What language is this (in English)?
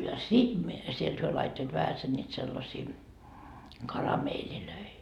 Finnish